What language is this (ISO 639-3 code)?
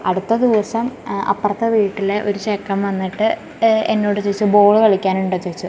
mal